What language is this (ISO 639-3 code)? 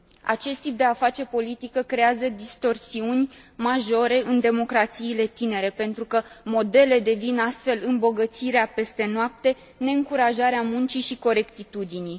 ron